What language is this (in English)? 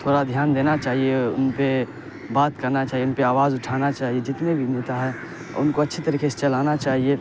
Urdu